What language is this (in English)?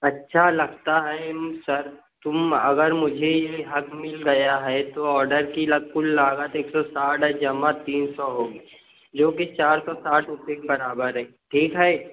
Urdu